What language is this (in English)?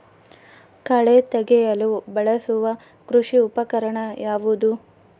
Kannada